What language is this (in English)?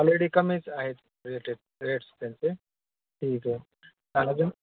Marathi